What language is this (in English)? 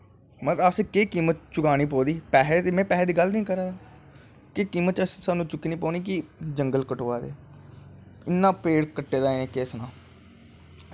Dogri